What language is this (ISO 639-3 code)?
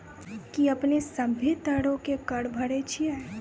mai